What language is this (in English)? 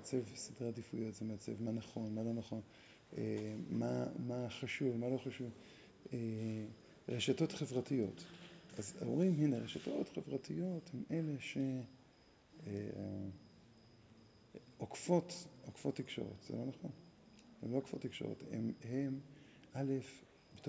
Hebrew